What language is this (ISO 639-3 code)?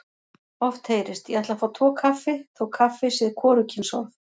isl